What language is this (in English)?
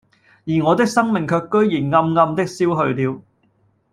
Cantonese